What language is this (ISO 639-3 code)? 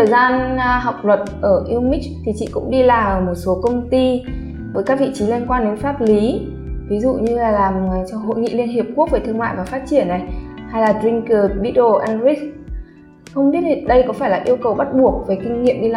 vie